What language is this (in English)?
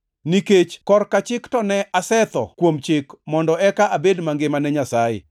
Luo (Kenya and Tanzania)